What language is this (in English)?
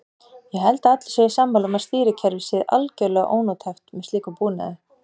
Icelandic